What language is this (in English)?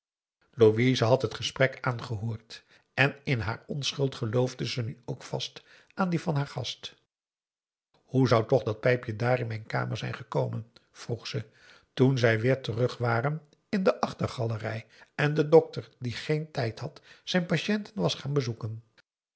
Dutch